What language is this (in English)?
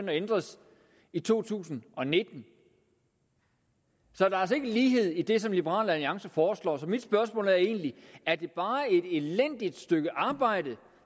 Danish